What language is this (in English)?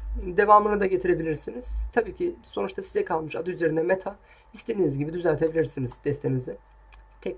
Turkish